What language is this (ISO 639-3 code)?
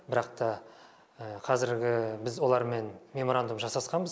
kaz